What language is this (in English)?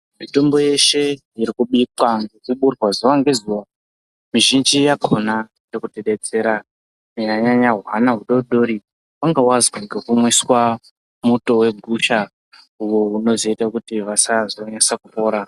Ndau